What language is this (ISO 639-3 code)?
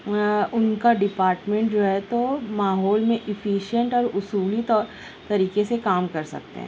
urd